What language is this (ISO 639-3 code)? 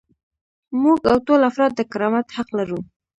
pus